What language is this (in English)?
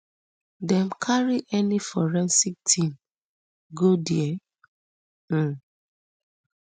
Nigerian Pidgin